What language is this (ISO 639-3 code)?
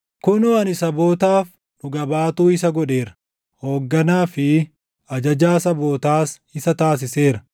orm